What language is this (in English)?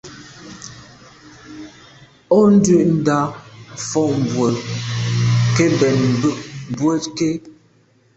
Medumba